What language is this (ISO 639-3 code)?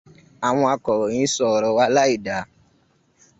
yor